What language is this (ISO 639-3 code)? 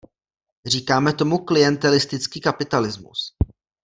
ces